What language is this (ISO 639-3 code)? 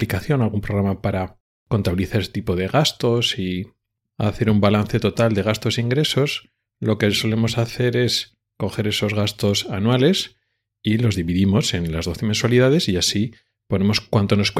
spa